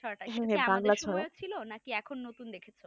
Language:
Bangla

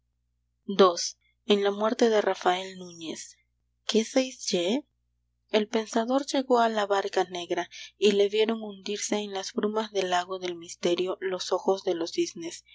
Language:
Spanish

